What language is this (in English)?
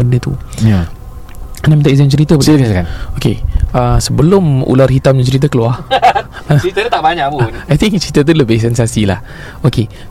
Malay